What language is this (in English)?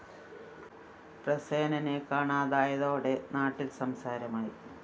Malayalam